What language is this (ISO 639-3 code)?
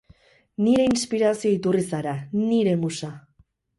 eus